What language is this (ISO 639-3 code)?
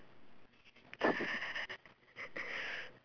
eng